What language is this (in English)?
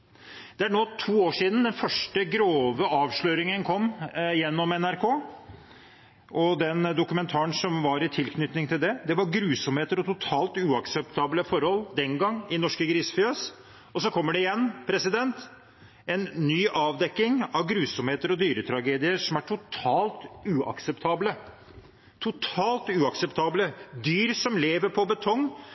Norwegian Bokmål